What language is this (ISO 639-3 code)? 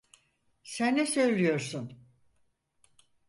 tur